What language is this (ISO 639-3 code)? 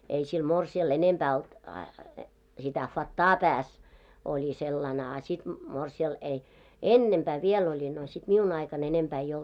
fin